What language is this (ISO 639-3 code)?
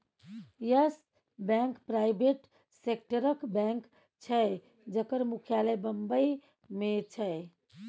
mai